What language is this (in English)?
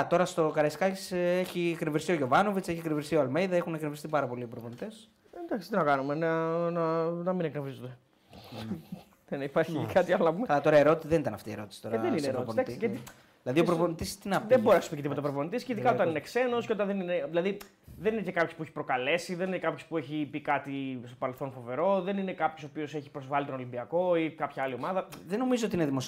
Greek